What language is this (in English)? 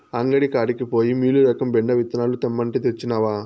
Telugu